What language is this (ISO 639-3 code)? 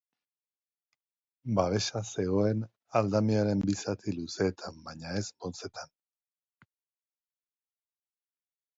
eus